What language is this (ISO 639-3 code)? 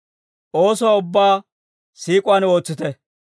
dwr